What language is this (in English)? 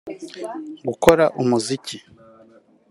Kinyarwanda